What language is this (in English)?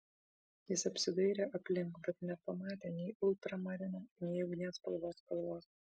Lithuanian